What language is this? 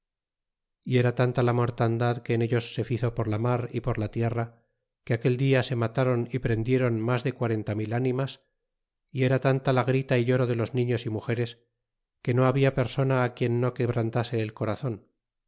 Spanish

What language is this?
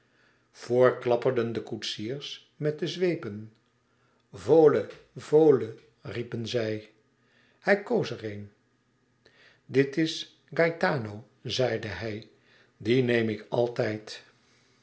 Dutch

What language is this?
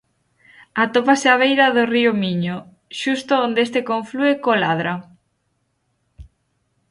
Galician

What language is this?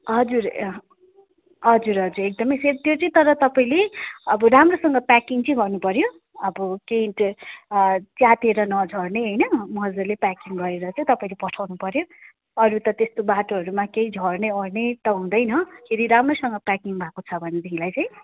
Nepali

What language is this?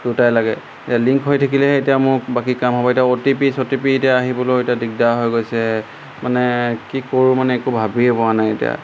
Assamese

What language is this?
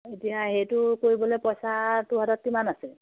Assamese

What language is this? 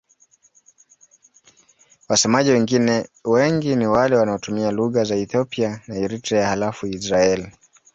Swahili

